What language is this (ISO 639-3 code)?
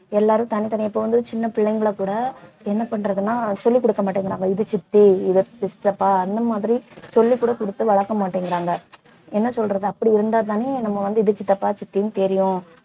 tam